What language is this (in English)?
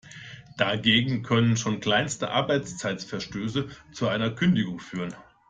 German